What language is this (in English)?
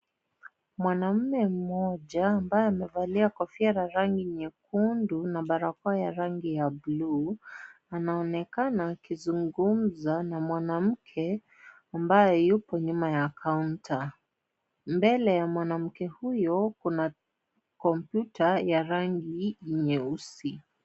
Swahili